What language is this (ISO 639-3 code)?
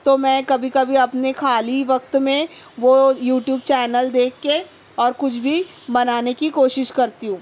urd